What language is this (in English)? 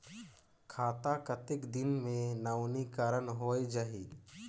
Chhattisgarhi